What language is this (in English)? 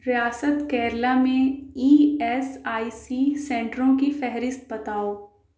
Urdu